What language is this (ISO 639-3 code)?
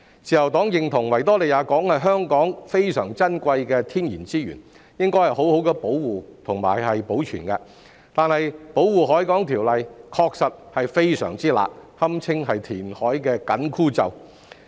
yue